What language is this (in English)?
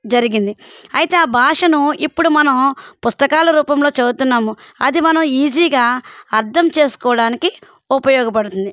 Telugu